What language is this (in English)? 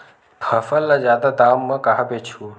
Chhattisgarhi